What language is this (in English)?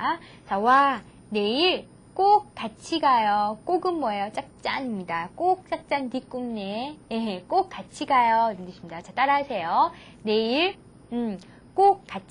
Korean